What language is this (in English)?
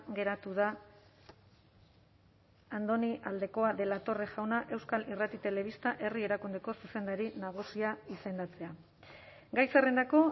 Basque